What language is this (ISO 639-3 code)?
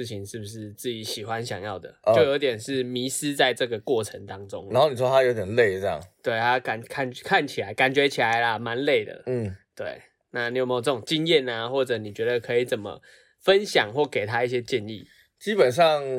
zho